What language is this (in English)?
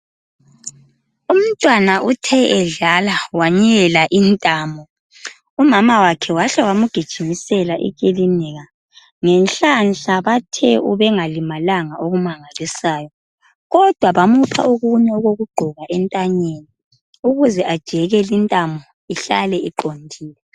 North Ndebele